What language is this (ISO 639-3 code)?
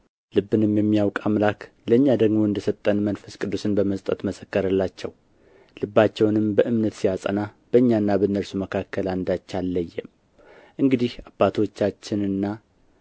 amh